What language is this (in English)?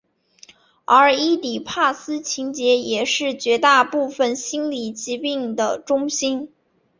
Chinese